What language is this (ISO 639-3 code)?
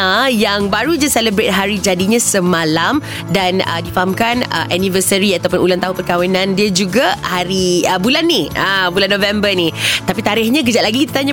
msa